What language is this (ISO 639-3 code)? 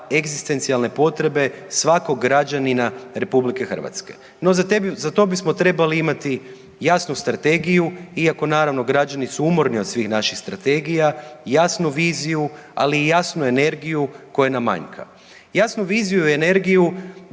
hrv